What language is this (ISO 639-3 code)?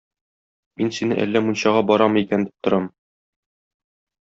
tat